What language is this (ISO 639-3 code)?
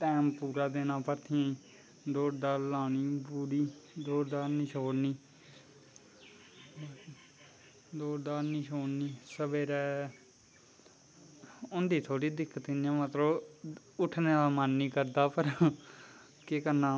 doi